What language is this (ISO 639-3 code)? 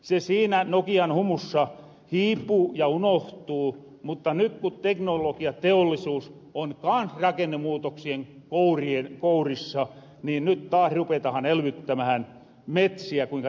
fin